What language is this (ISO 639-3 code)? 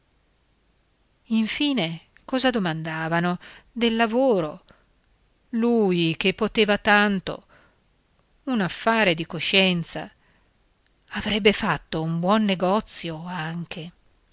ita